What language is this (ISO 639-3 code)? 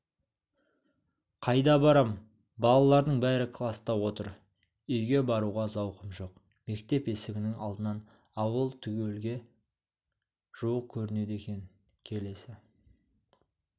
kaz